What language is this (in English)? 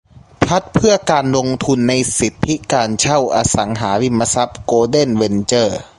Thai